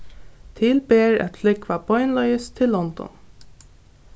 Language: Faroese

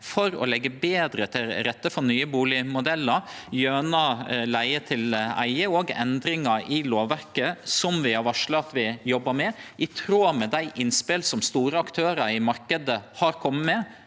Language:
Norwegian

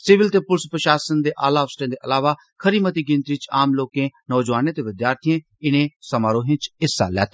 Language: Dogri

